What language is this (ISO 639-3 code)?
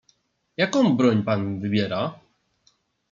pol